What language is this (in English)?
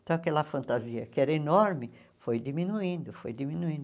Portuguese